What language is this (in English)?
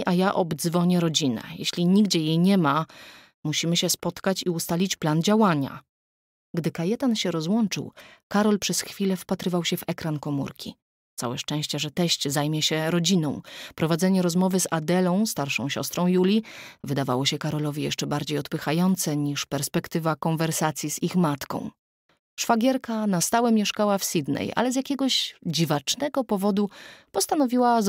Polish